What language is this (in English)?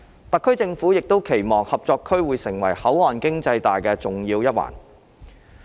Cantonese